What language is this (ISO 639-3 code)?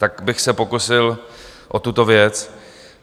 ces